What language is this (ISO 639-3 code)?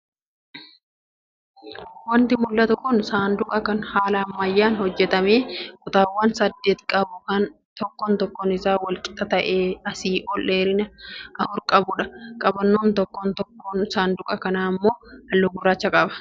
orm